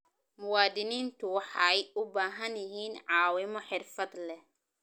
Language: Somali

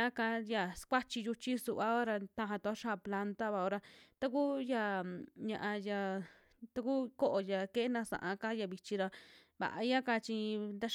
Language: Western Juxtlahuaca Mixtec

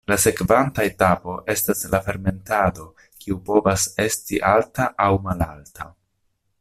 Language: Esperanto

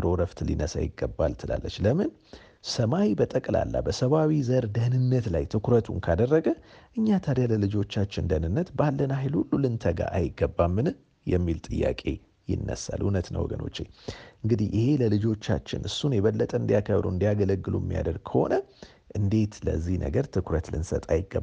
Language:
Amharic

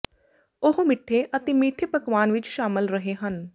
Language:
Punjabi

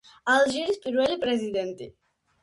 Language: Georgian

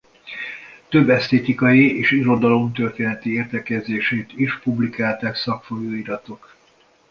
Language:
Hungarian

